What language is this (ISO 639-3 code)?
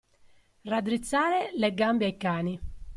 ita